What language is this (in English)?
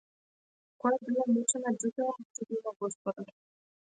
Macedonian